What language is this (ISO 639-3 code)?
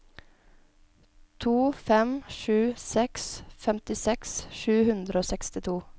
nor